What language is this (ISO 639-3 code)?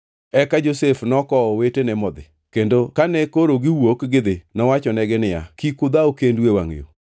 luo